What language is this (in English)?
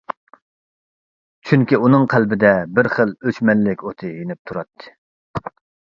Uyghur